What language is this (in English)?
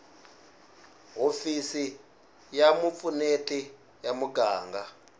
Tsonga